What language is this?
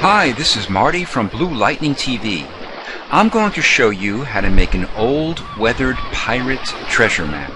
English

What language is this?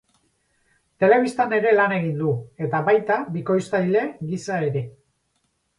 Basque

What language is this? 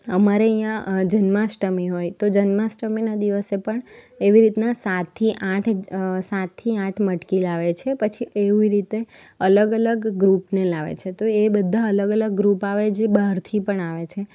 Gujarati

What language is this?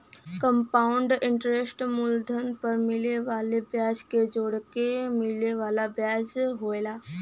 Bhojpuri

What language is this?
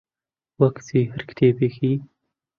Central Kurdish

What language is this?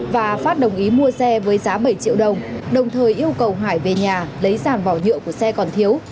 Vietnamese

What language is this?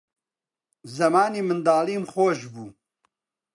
Central Kurdish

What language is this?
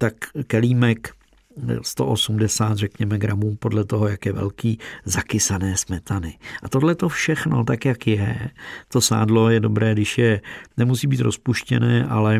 Czech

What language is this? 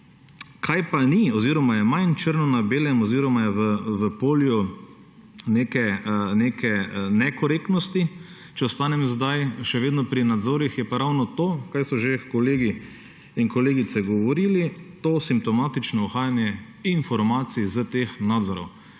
Slovenian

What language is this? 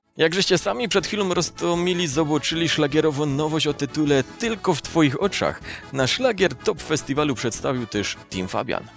Polish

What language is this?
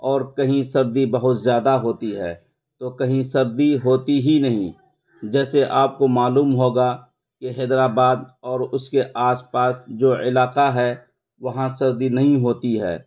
Urdu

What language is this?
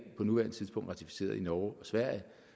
Danish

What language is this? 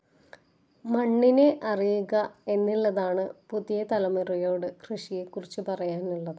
Malayalam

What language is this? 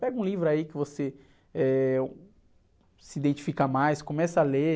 Portuguese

